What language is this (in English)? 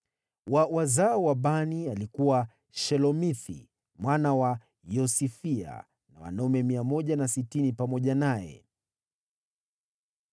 Swahili